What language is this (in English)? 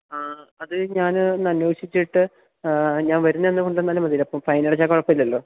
Malayalam